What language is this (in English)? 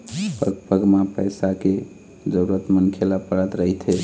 Chhattisgarhi